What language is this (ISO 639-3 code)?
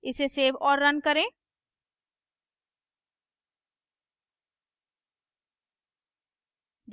hin